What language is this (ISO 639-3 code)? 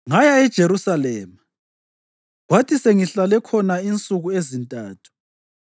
nde